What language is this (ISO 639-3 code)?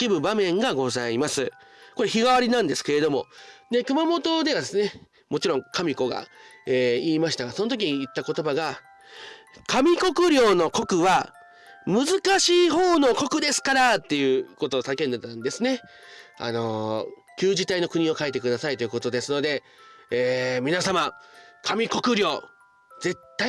jpn